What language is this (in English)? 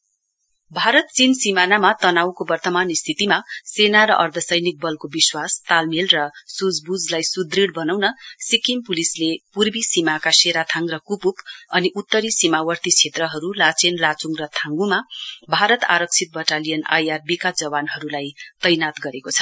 Nepali